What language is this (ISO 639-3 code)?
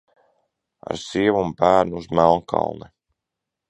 lav